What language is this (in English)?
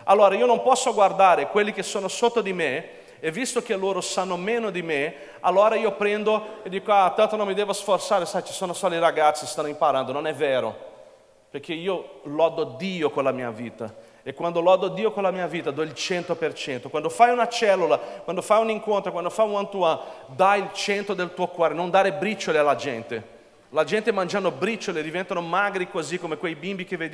Italian